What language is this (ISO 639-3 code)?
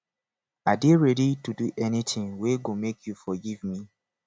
pcm